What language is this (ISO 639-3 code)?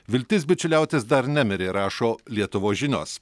lit